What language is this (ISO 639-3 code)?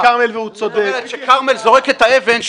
heb